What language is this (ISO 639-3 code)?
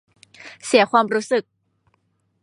tha